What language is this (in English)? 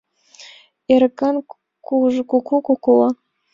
Mari